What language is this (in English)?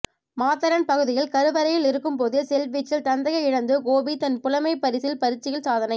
Tamil